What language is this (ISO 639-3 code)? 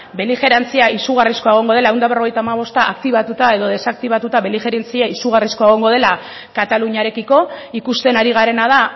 eus